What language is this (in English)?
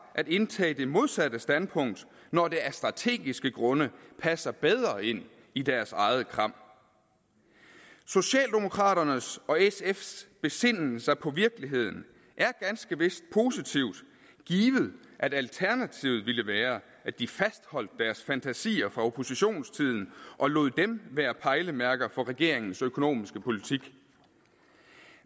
Danish